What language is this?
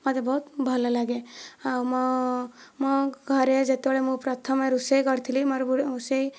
Odia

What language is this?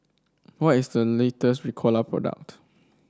English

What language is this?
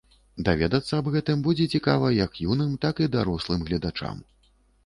Belarusian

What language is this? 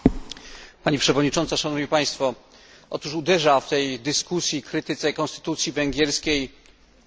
Polish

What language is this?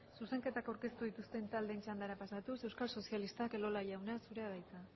Basque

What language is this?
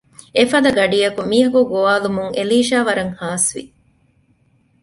Divehi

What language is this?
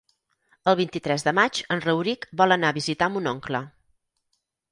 Catalan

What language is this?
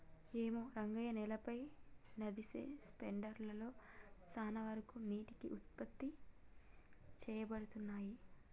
Telugu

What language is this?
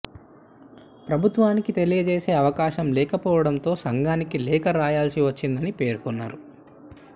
Telugu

